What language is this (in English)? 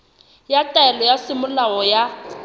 Southern Sotho